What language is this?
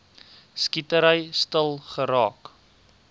Afrikaans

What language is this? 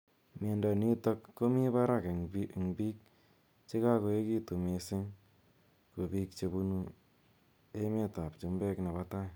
Kalenjin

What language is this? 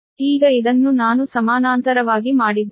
Kannada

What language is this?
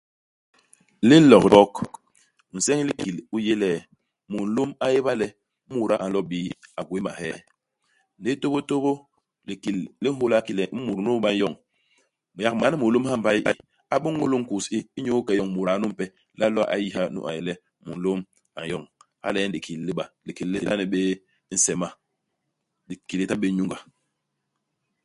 Basaa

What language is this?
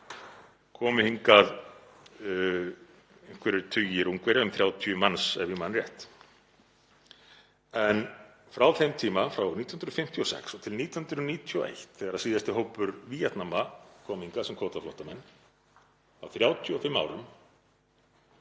Icelandic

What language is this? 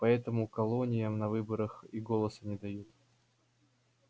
Russian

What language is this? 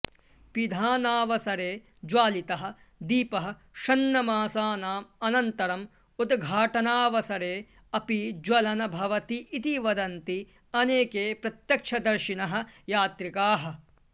Sanskrit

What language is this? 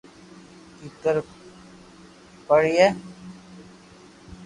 Loarki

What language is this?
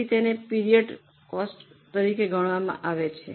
Gujarati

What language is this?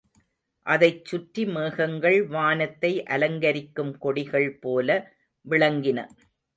Tamil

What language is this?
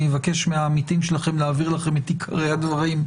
Hebrew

